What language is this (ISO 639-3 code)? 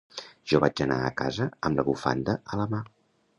cat